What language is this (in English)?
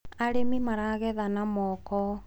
Kikuyu